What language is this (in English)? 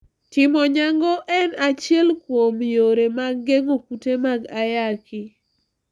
Luo (Kenya and Tanzania)